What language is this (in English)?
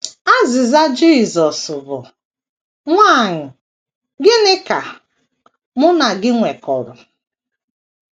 Igbo